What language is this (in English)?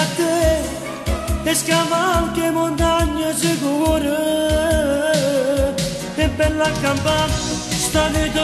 Romanian